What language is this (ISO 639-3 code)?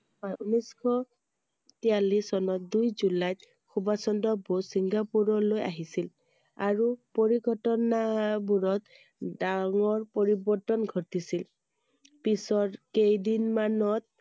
asm